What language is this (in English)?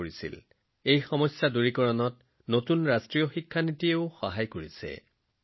Assamese